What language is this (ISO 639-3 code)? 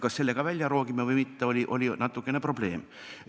est